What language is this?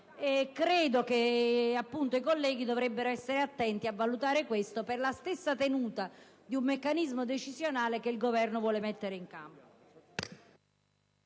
Italian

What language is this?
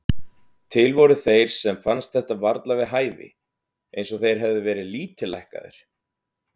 Icelandic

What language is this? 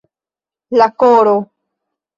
Esperanto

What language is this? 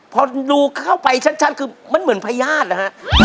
Thai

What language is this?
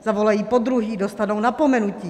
Czech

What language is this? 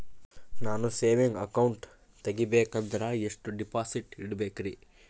Kannada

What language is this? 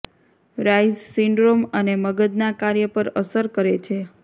Gujarati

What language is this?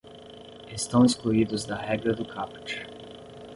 Portuguese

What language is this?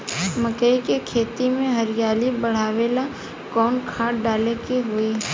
Bhojpuri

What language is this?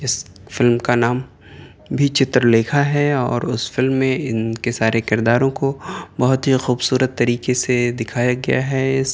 Urdu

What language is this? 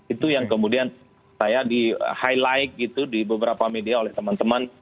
Indonesian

